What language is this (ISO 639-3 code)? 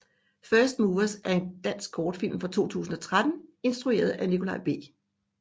dan